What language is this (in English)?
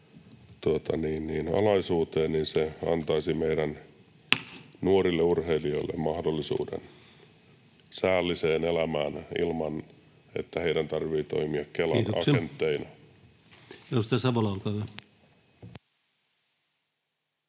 Finnish